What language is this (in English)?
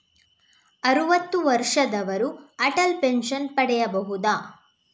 Kannada